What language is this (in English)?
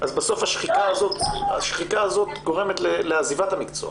Hebrew